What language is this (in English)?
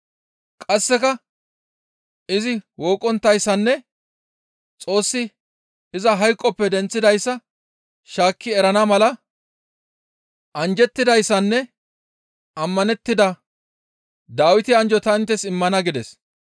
Gamo